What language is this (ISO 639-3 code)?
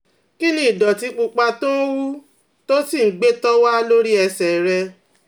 yor